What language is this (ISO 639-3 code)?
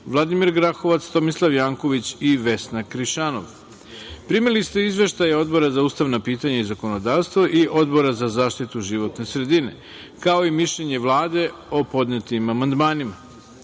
srp